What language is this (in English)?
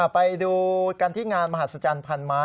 Thai